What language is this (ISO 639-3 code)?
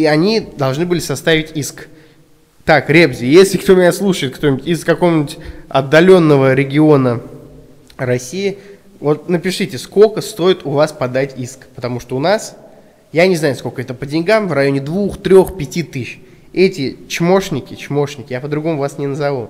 rus